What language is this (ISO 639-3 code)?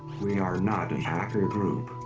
eng